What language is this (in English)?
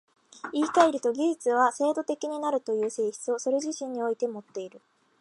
Japanese